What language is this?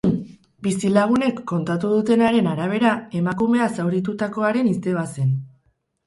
Basque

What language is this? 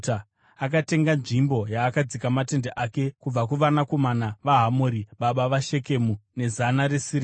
Shona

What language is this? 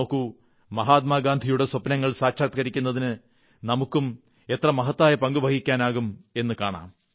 Malayalam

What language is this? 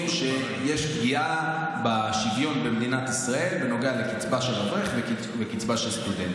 Hebrew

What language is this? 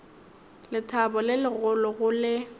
Northern Sotho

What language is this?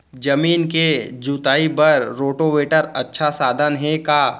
Chhattisgarhi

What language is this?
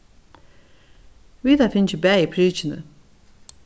Faroese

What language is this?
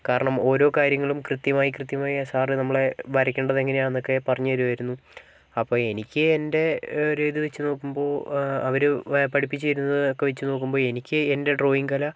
Malayalam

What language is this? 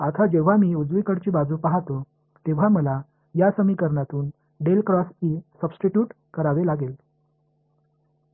Marathi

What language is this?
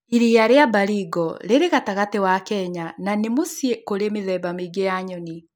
Kikuyu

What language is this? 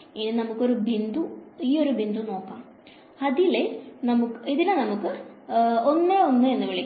Malayalam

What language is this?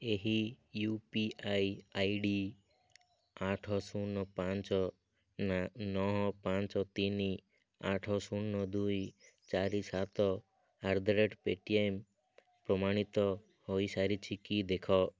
Odia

